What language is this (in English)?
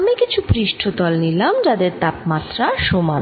Bangla